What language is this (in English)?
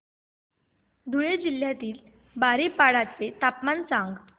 Marathi